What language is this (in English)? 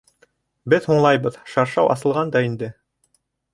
Bashkir